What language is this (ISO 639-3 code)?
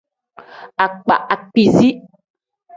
kdh